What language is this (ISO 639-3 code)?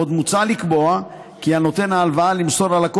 heb